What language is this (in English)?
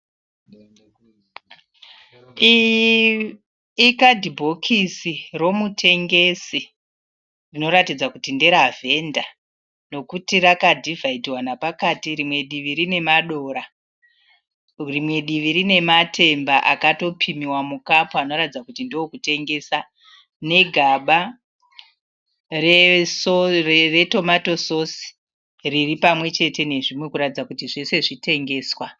Shona